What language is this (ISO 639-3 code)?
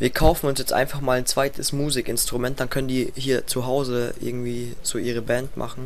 deu